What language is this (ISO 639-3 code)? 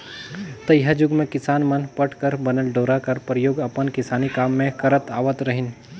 hne